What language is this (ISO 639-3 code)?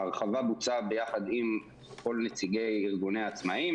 heb